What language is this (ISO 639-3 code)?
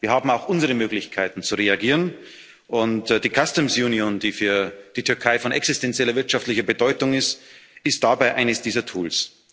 deu